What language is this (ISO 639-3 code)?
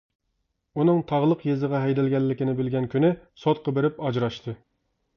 uig